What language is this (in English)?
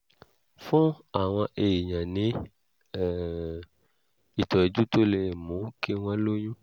Yoruba